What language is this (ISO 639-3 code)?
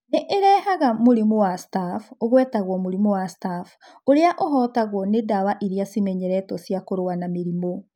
kik